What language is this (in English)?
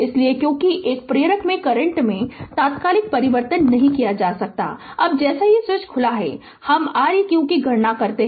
Hindi